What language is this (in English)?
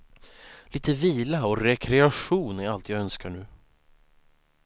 Swedish